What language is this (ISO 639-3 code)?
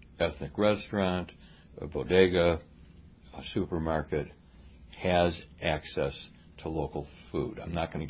eng